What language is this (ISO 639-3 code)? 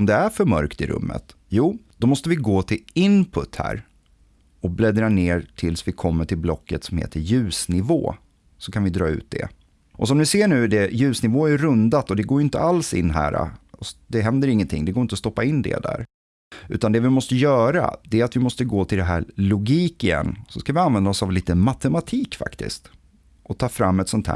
swe